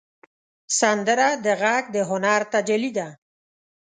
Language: Pashto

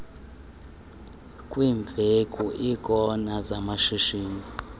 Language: Xhosa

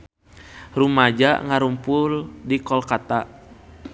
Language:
Sundanese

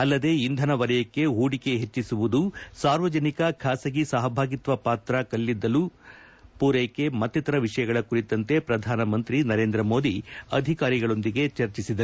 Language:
Kannada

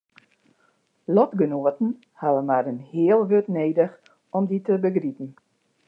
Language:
Western Frisian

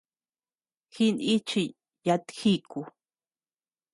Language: Tepeuxila Cuicatec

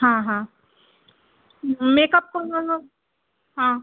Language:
Marathi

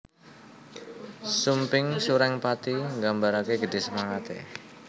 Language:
Javanese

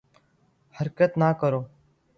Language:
Urdu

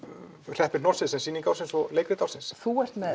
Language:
Icelandic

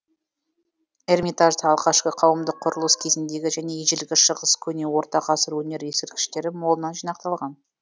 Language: Kazakh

